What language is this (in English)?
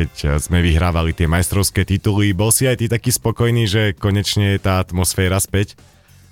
Slovak